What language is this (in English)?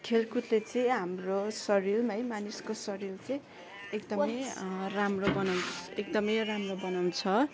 Nepali